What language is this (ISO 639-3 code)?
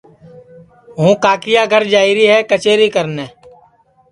ssi